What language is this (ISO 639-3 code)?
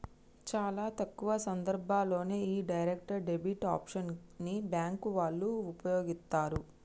tel